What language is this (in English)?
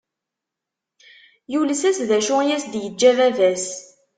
Kabyle